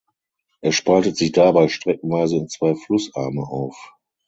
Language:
German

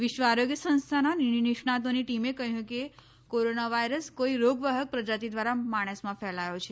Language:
Gujarati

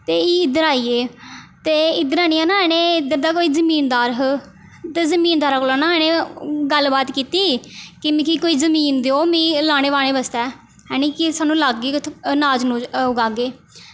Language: Dogri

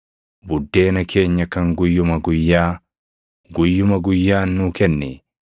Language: Oromo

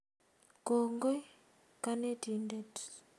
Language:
Kalenjin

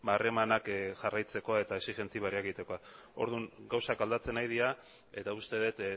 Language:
Basque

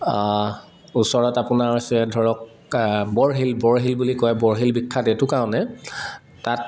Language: Assamese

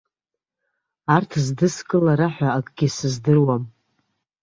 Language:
Abkhazian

